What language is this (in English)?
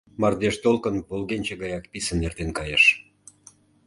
Mari